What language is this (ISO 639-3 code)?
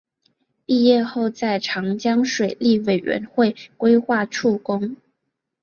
zho